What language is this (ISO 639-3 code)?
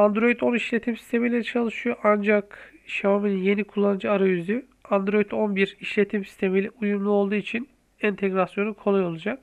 tur